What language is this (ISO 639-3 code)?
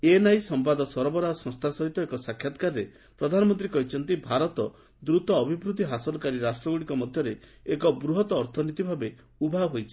ori